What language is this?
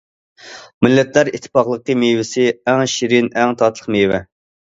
Uyghur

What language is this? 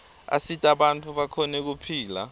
Swati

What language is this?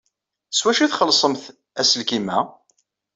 Kabyle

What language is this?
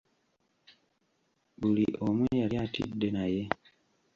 Ganda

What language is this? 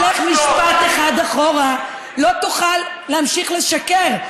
Hebrew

